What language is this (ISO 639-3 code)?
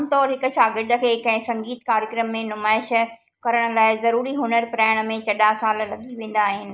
snd